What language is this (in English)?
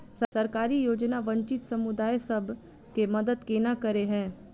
Maithili